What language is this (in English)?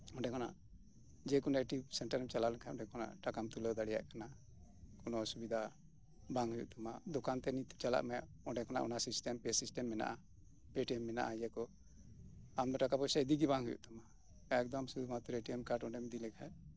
Santali